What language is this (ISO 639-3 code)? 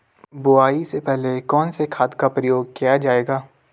hin